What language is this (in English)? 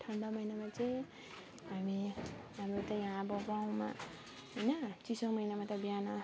Nepali